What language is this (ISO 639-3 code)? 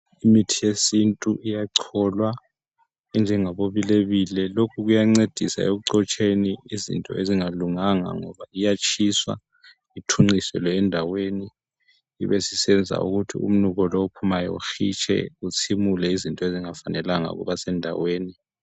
nde